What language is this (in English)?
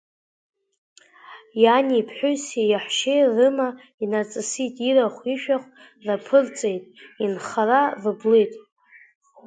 Abkhazian